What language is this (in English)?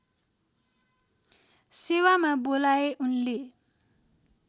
Nepali